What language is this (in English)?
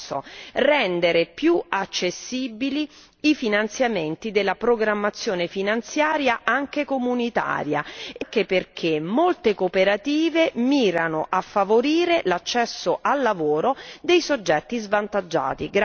Italian